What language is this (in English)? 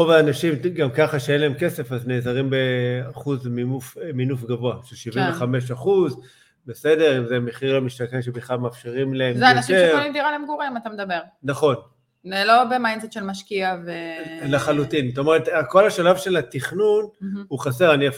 Hebrew